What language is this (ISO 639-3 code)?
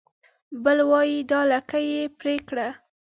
pus